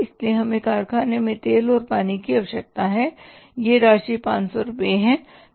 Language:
Hindi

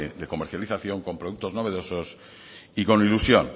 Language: Spanish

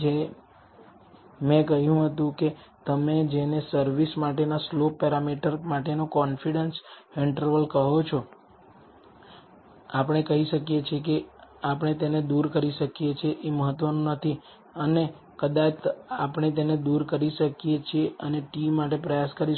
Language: Gujarati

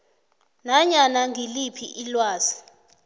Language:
South Ndebele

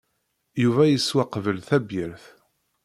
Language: Kabyle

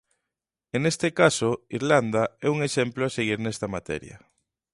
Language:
Galician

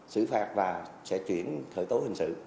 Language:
Vietnamese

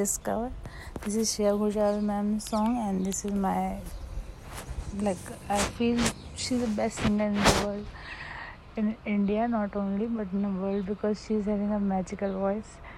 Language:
Hindi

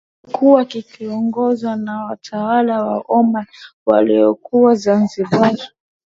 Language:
Swahili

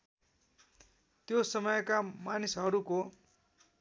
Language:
Nepali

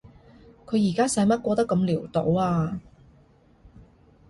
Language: Cantonese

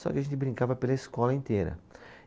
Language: Portuguese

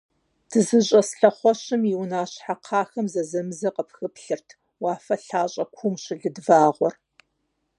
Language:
Kabardian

